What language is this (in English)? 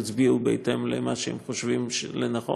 Hebrew